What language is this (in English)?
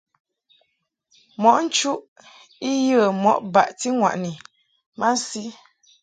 Mungaka